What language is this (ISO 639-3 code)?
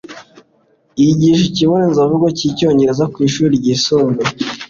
kin